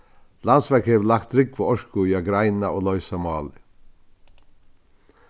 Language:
Faroese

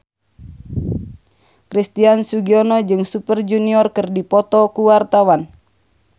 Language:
Sundanese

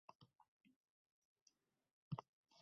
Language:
Uzbek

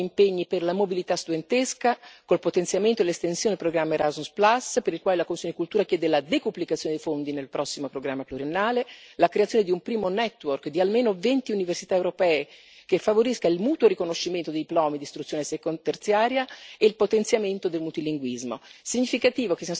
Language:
Italian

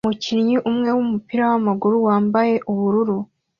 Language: Kinyarwanda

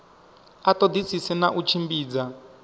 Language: Venda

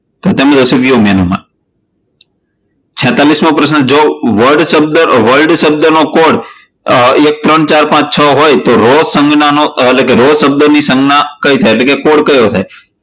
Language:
Gujarati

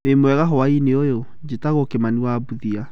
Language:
Kikuyu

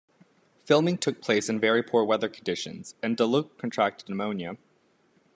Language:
English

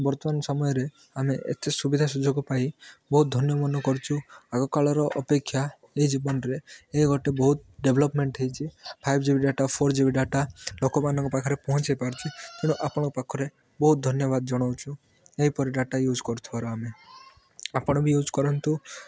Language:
Odia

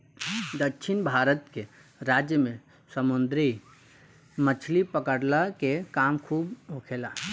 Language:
Bhojpuri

